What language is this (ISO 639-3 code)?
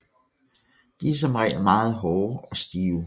dan